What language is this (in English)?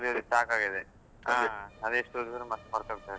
Kannada